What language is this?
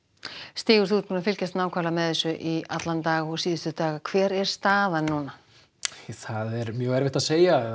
Icelandic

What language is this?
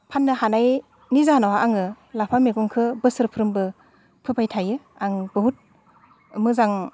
Bodo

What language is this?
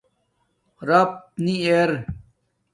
Domaaki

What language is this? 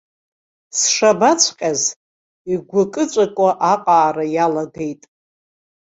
Abkhazian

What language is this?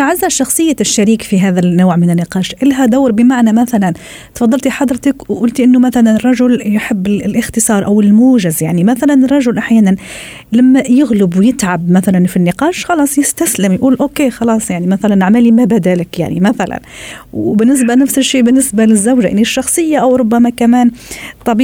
Arabic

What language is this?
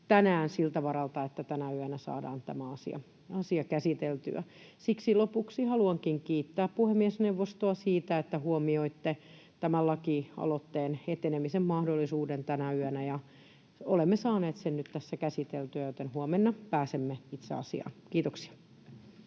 Finnish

